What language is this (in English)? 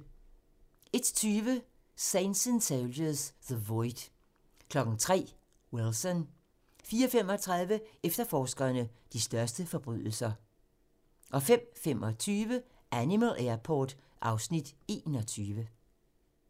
Danish